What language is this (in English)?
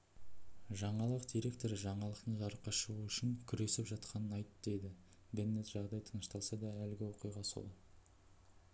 Kazakh